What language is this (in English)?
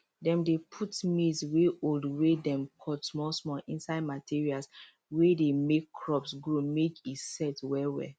Nigerian Pidgin